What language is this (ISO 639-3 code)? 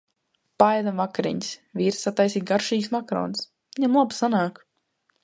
lav